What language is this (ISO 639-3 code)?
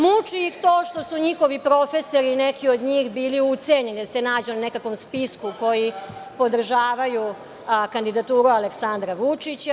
srp